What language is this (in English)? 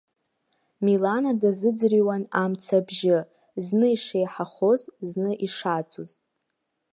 Abkhazian